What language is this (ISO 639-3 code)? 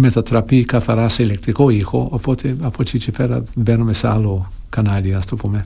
ell